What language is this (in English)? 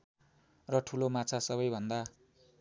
Nepali